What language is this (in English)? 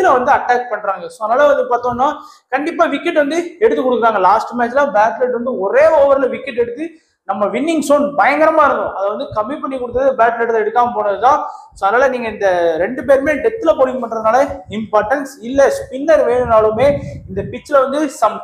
Tamil